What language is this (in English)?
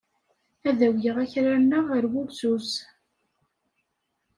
Kabyle